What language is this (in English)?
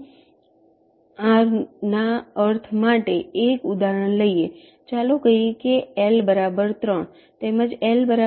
Gujarati